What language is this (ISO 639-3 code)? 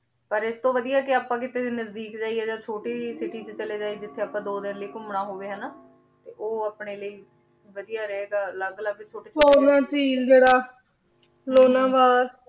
pan